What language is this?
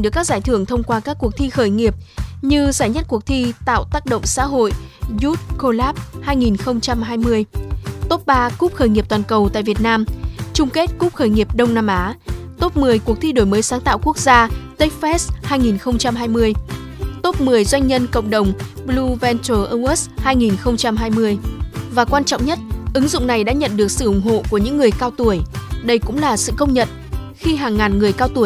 Vietnamese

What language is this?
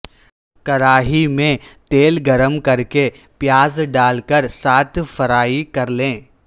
Urdu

